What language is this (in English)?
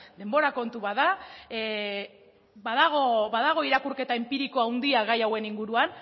Basque